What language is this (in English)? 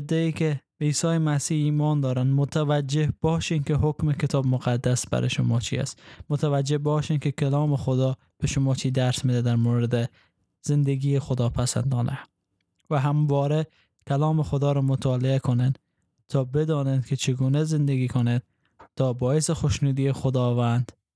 Persian